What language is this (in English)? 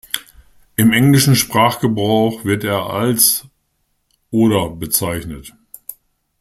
German